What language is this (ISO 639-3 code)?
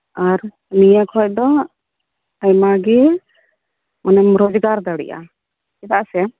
sat